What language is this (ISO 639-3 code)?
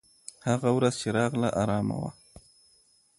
pus